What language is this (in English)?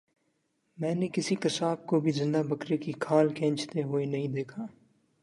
Urdu